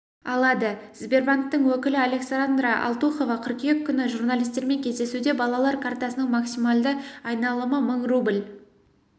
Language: Kazakh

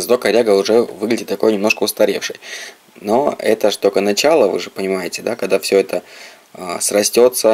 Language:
Russian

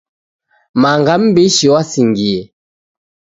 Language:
Taita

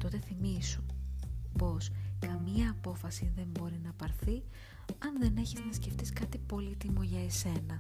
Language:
Greek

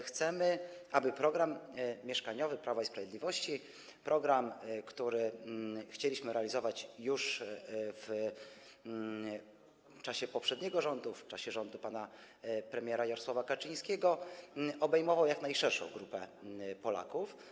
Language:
Polish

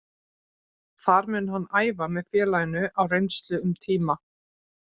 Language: Icelandic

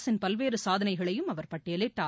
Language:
Tamil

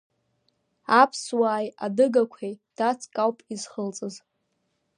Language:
Abkhazian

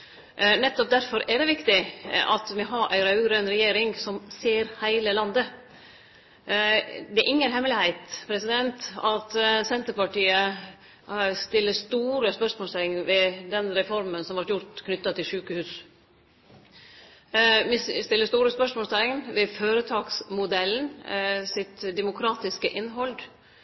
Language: Norwegian Nynorsk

